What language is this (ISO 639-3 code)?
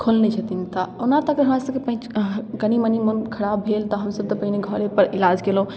mai